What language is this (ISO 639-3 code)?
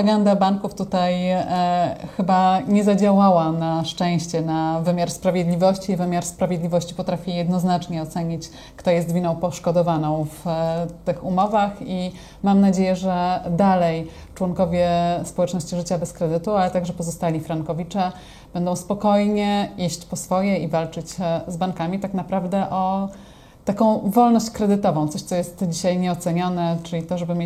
pol